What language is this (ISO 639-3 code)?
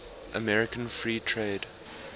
eng